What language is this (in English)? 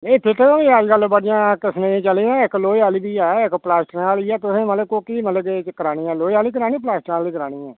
Dogri